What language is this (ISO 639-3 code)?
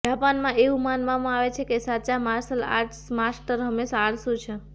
guj